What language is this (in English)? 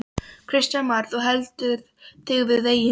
Icelandic